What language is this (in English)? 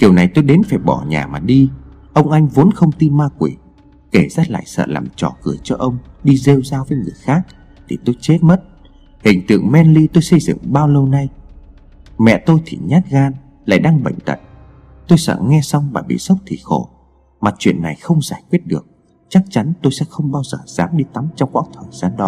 Vietnamese